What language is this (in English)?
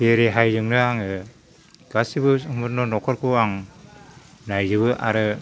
Bodo